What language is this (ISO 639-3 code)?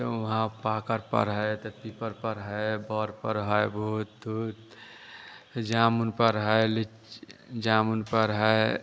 hin